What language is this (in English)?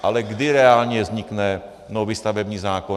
Czech